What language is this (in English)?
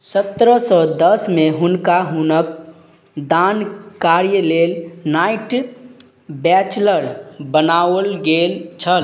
Maithili